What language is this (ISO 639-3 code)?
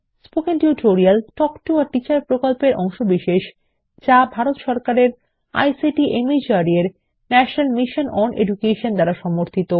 ben